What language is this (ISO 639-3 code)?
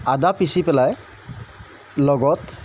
asm